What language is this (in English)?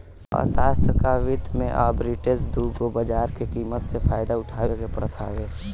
Bhojpuri